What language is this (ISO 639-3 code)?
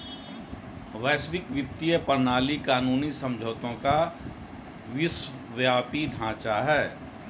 hin